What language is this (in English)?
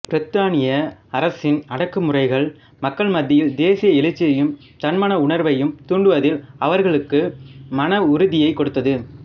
Tamil